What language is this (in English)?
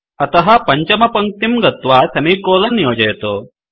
Sanskrit